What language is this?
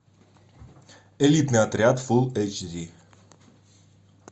Russian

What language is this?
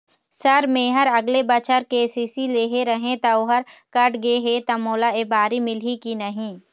Chhattisgarhi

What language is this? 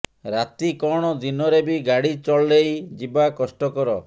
Odia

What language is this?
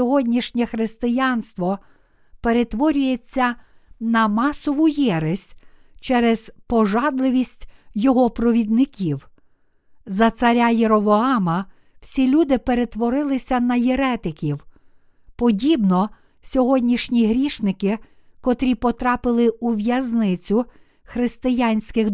Ukrainian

